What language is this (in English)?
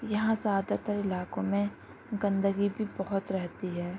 Urdu